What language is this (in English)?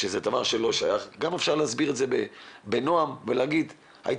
Hebrew